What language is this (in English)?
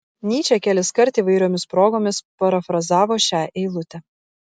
Lithuanian